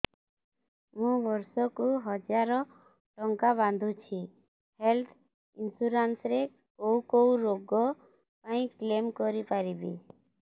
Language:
Odia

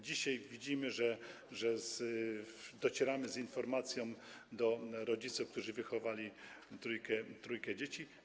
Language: Polish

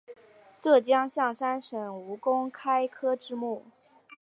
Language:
Chinese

